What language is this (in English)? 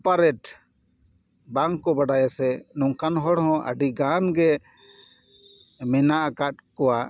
Santali